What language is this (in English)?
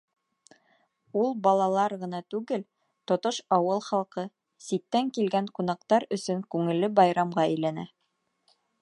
Bashkir